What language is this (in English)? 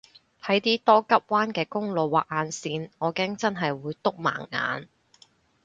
Cantonese